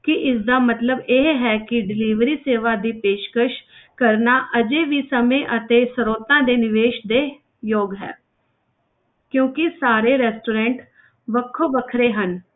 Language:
Punjabi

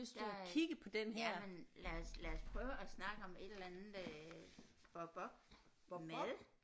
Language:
Danish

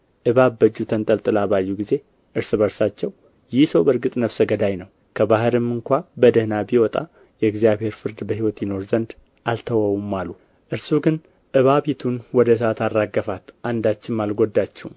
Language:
Amharic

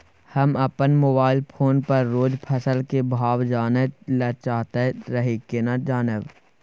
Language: Maithili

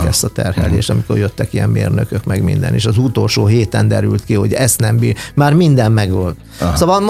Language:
Hungarian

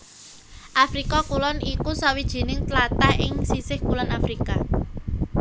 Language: Javanese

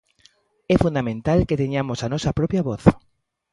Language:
Galician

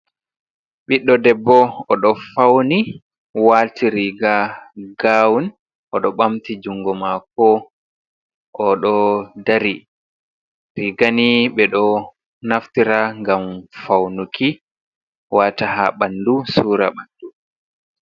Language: Fula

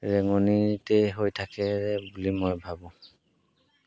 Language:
Assamese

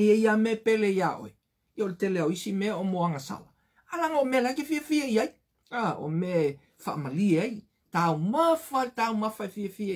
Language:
Portuguese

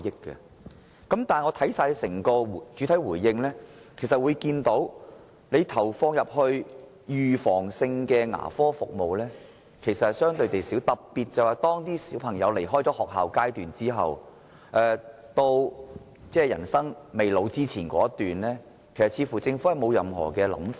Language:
Cantonese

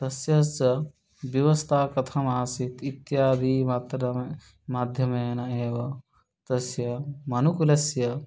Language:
Sanskrit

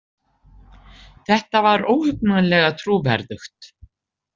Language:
Icelandic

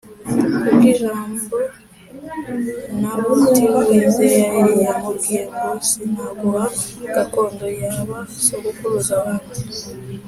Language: Kinyarwanda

